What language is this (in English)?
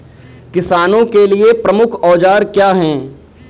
Hindi